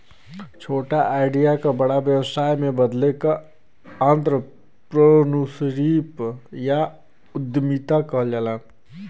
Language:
Bhojpuri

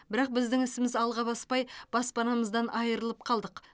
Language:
Kazakh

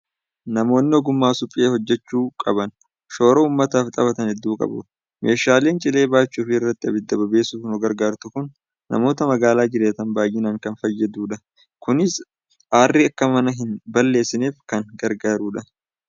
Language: Oromo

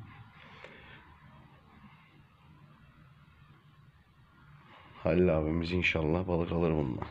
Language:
Turkish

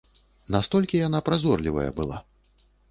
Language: Belarusian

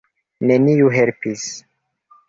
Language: Esperanto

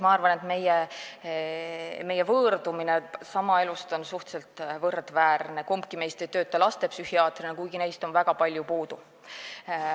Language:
Estonian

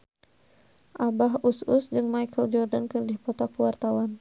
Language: Sundanese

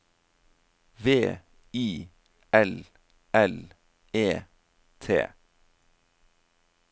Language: Norwegian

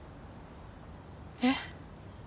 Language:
Japanese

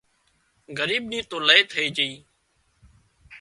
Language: Wadiyara Koli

